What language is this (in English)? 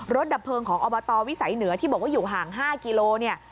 Thai